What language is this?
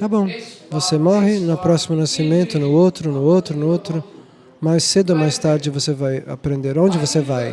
Portuguese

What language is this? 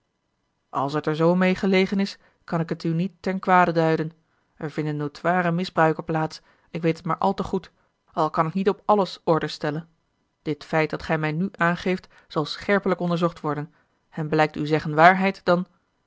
Dutch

